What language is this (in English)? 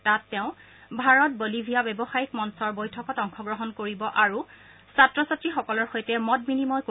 Assamese